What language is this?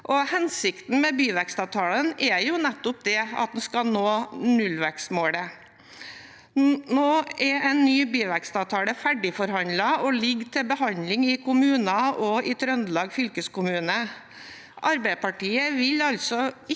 Norwegian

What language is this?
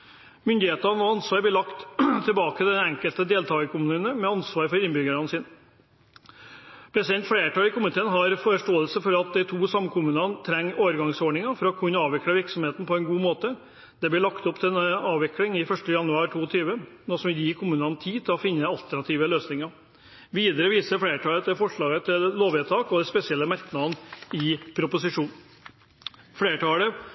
Norwegian Bokmål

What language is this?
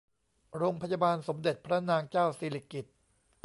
Thai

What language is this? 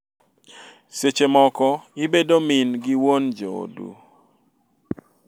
Luo (Kenya and Tanzania)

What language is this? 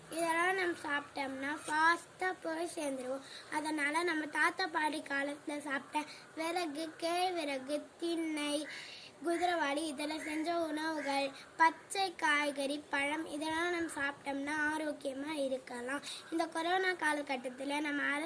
Tamil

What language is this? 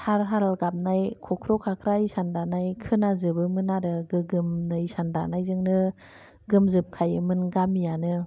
Bodo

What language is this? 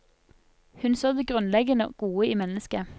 Norwegian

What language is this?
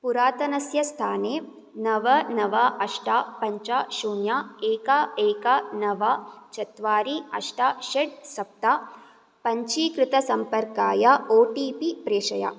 Sanskrit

